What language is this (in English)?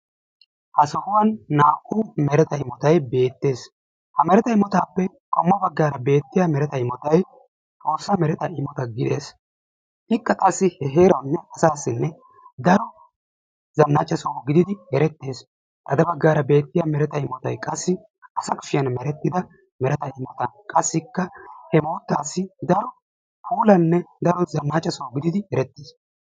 Wolaytta